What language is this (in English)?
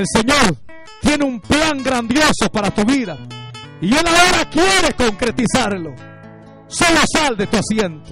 Spanish